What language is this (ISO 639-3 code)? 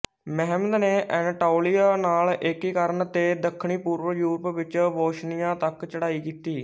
pan